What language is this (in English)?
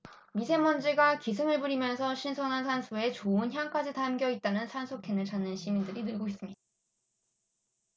Korean